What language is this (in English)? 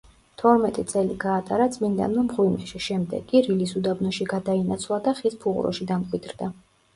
Georgian